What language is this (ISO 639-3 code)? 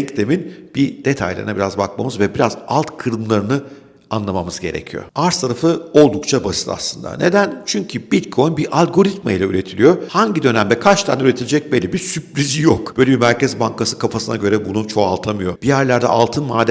tur